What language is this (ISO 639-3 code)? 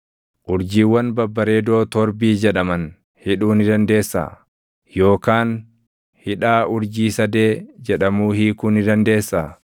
orm